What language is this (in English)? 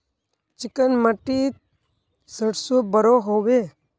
Magahi